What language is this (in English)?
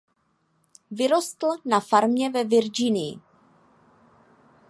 Czech